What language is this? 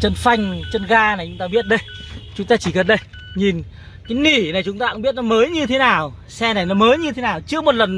Vietnamese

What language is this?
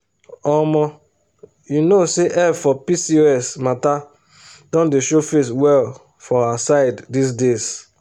Nigerian Pidgin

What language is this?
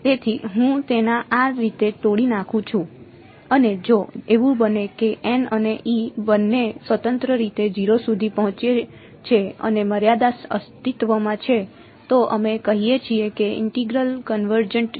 Gujarati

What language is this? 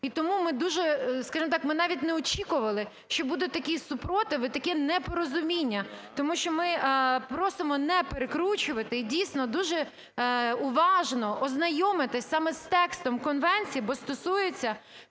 Ukrainian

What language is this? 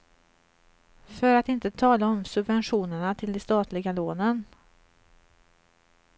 Swedish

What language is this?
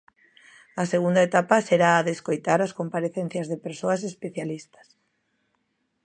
Galician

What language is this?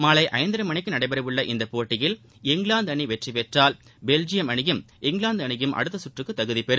Tamil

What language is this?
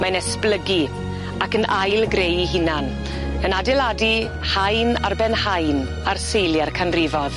Welsh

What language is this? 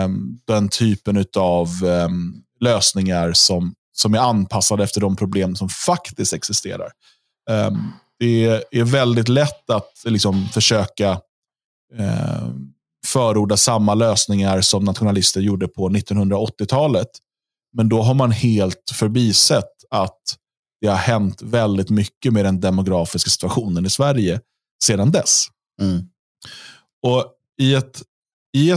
Swedish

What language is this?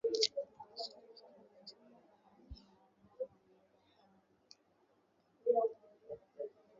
Swahili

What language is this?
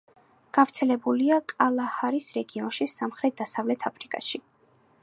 Georgian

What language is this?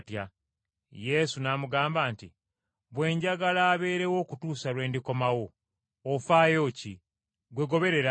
Ganda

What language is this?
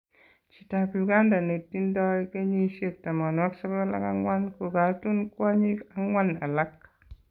Kalenjin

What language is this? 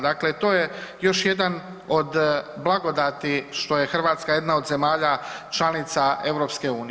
Croatian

